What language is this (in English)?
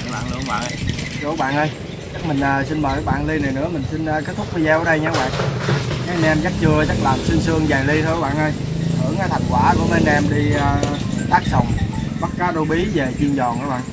Vietnamese